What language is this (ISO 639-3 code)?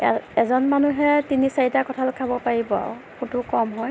asm